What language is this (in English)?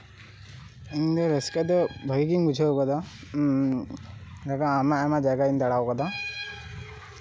Santali